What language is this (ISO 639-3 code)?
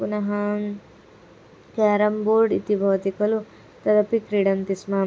san